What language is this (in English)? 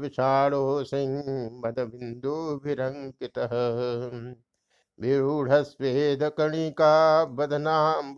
Hindi